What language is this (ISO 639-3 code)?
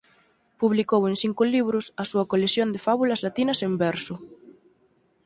glg